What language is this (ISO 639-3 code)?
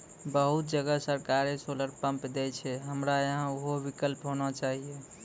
mai